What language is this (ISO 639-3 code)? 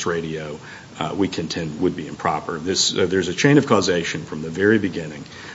eng